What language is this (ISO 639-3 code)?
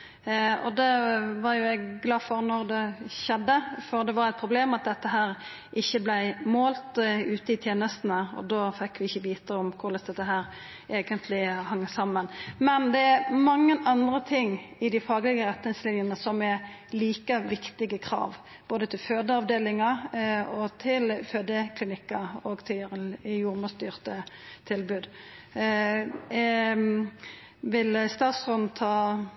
nno